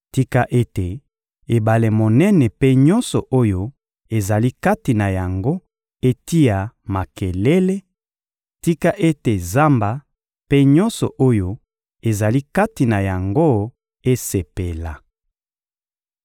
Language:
Lingala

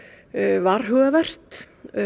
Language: Icelandic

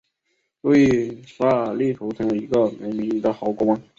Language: Chinese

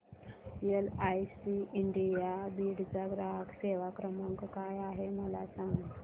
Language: Marathi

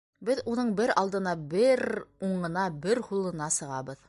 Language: Bashkir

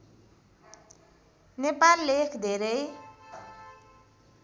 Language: Nepali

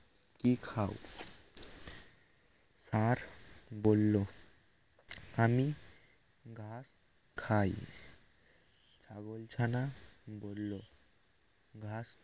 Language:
Bangla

